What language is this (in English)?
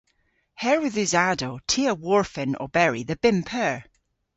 Cornish